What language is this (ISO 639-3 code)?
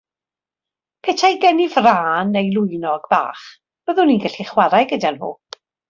cym